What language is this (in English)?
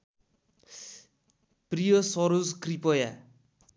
Nepali